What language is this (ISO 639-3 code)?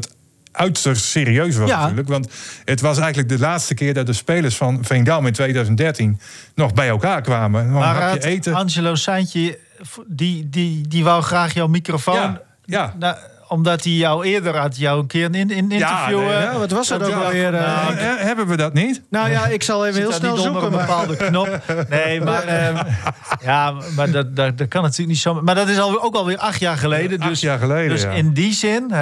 nld